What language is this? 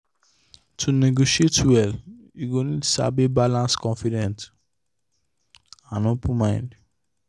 Nigerian Pidgin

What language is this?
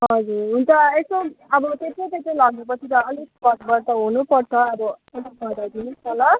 Nepali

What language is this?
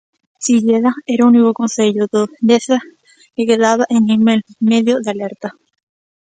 Galician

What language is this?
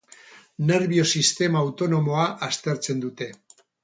Basque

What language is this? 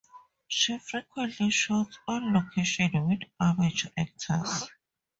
English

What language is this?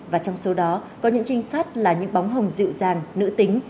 Vietnamese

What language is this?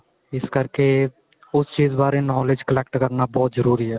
Punjabi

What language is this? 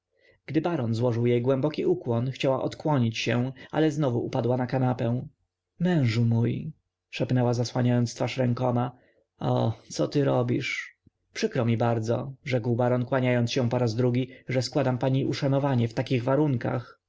Polish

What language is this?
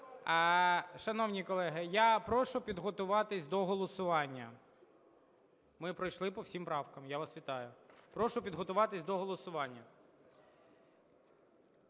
Ukrainian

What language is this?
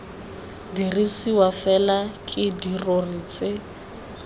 Tswana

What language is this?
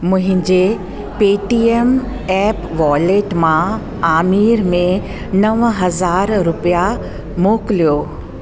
Sindhi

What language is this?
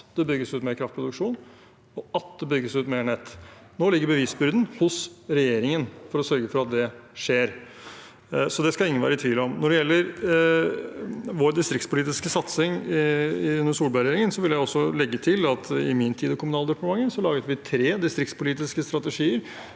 Norwegian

